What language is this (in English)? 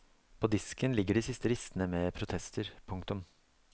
Norwegian